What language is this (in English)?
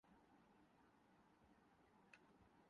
Urdu